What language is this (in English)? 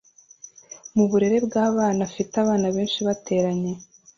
Kinyarwanda